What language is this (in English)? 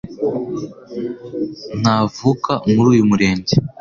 Kinyarwanda